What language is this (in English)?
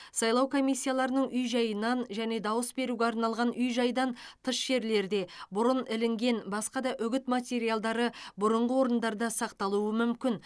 Kazakh